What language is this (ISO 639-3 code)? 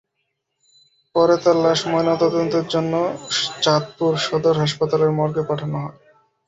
ben